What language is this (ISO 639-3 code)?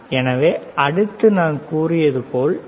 tam